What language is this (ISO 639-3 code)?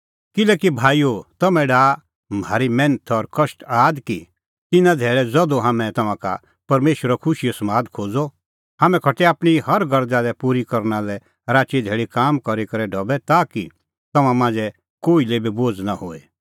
kfx